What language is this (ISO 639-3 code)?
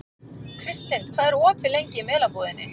isl